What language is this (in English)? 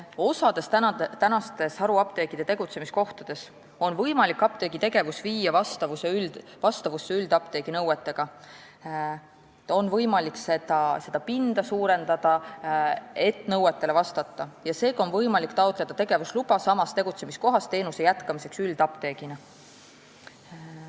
Estonian